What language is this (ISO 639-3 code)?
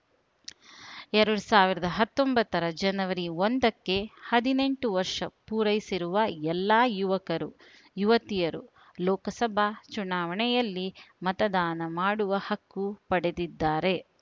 kan